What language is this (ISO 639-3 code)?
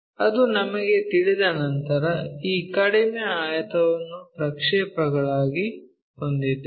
kan